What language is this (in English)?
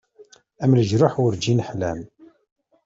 Kabyle